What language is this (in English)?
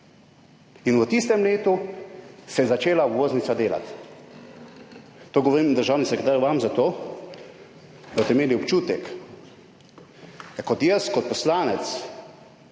Slovenian